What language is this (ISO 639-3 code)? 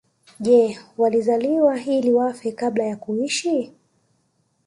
swa